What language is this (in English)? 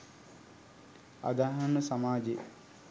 Sinhala